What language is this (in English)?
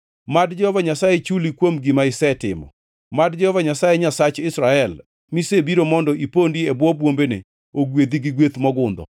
Luo (Kenya and Tanzania)